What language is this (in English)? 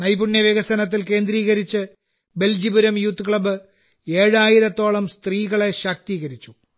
Malayalam